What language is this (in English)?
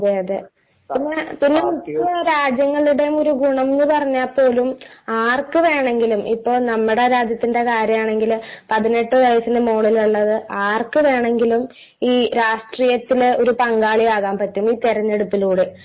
Malayalam